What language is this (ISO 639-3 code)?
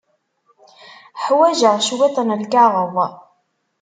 kab